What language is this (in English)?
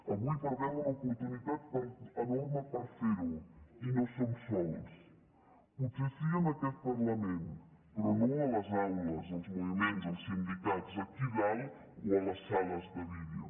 Catalan